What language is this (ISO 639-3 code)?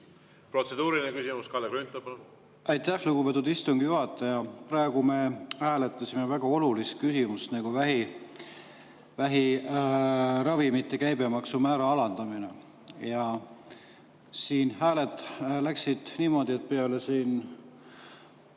est